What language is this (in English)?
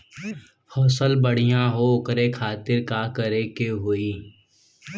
Bhojpuri